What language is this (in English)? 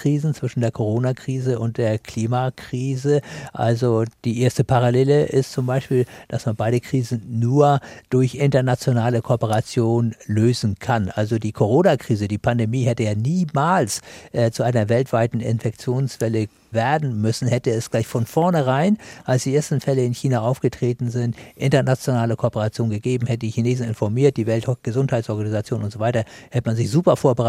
German